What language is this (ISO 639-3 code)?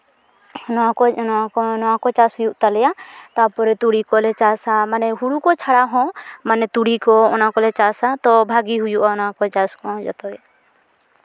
sat